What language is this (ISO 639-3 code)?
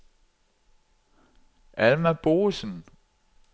dan